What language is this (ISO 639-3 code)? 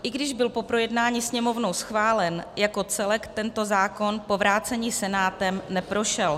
ces